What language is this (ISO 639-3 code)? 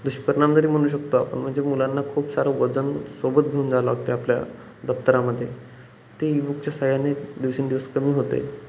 mar